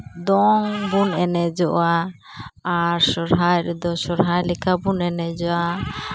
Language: Santali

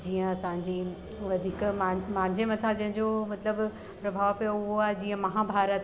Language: Sindhi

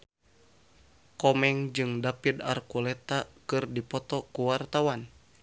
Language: Sundanese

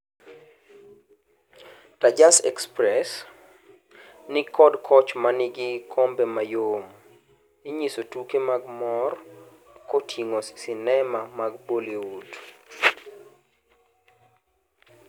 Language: Luo (Kenya and Tanzania)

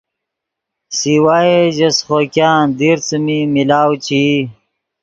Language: Yidgha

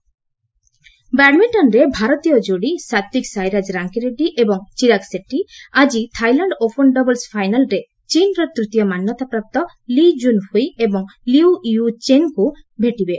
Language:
Odia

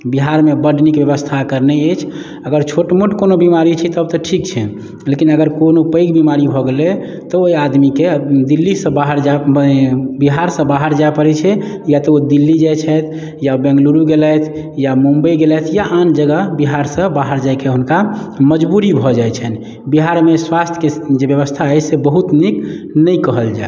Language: Maithili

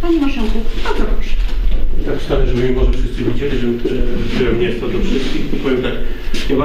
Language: Polish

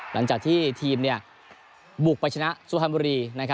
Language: Thai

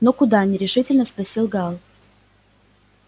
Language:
Russian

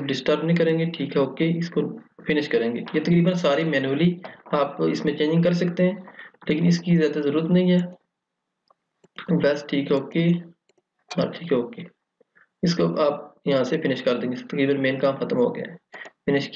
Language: Hindi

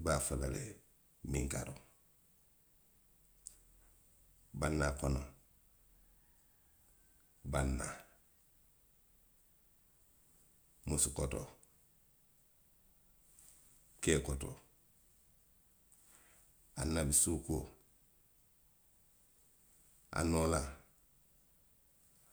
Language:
Western Maninkakan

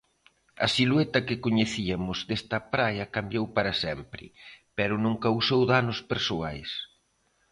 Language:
Galician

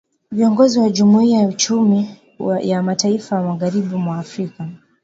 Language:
Swahili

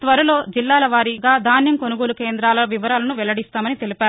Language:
Telugu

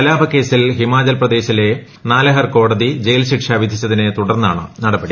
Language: Malayalam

